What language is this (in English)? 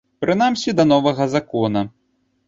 Belarusian